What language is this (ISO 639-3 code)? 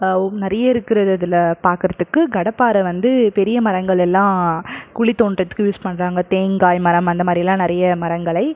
tam